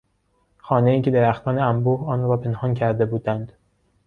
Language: Persian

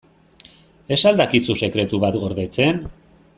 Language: Basque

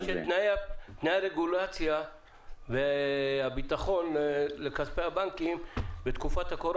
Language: Hebrew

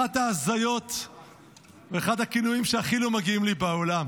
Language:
Hebrew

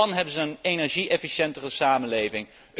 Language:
Dutch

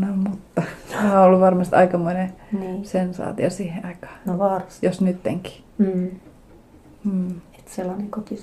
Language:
Finnish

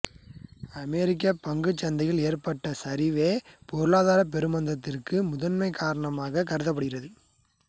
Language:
Tamil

